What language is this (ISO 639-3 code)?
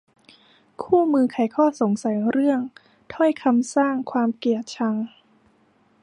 tha